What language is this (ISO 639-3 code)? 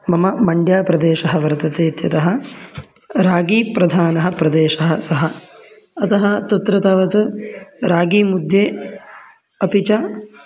san